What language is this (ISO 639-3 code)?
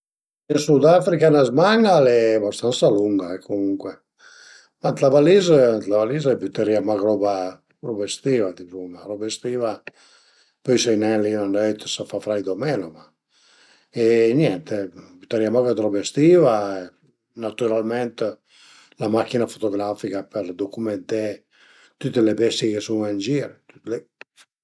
pms